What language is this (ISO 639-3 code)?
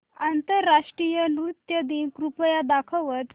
mar